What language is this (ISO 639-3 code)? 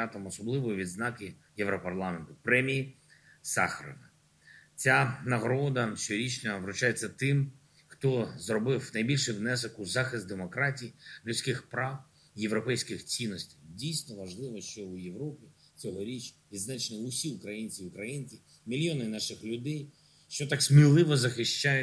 ukr